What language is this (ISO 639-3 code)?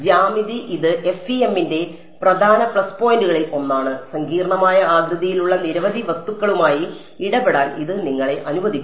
mal